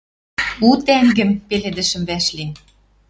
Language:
Western Mari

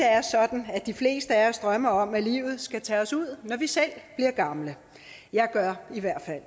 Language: Danish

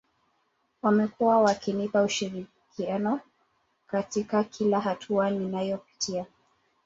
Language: Swahili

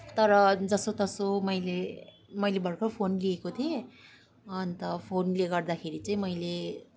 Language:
Nepali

